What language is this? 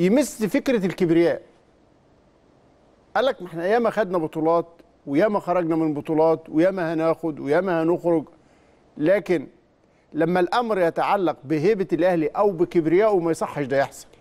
Arabic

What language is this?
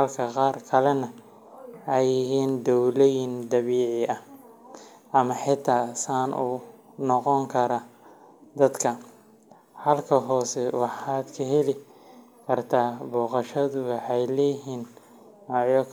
Somali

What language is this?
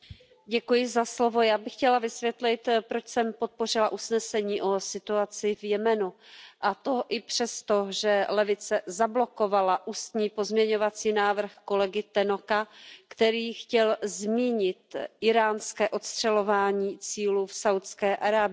Czech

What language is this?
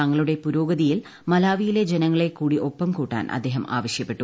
Malayalam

